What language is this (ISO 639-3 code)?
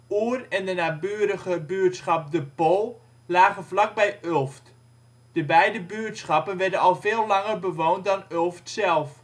nld